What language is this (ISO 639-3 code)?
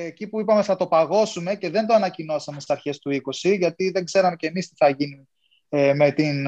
ell